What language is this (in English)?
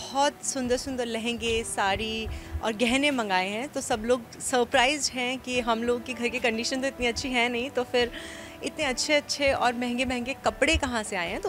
Hindi